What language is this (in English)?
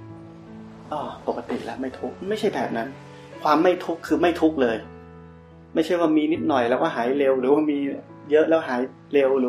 Thai